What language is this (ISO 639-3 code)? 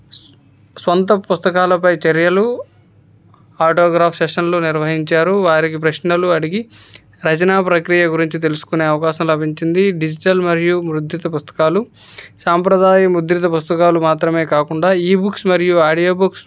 tel